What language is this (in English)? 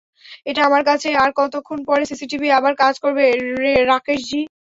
Bangla